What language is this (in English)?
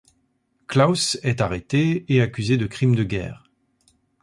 French